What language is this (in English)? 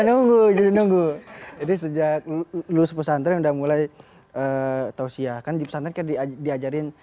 Indonesian